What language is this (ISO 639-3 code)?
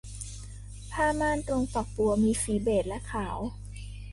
tha